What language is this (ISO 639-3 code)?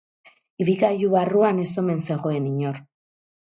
eus